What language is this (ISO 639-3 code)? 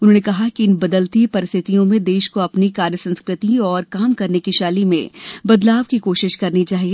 hin